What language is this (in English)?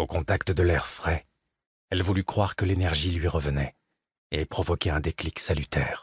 French